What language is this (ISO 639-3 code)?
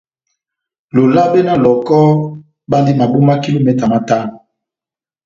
bnm